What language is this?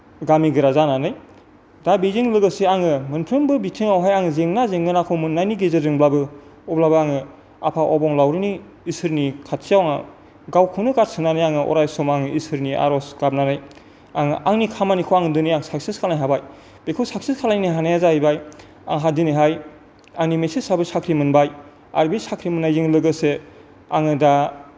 Bodo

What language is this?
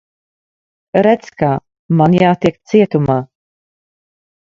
Latvian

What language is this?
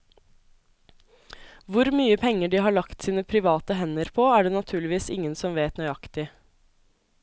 Norwegian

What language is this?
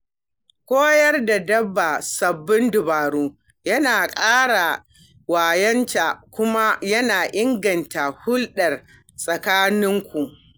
Hausa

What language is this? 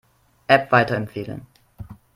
German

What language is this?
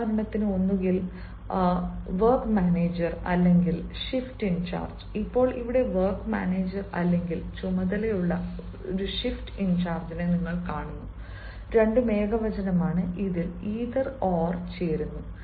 Malayalam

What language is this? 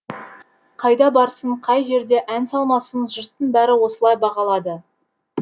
Kazakh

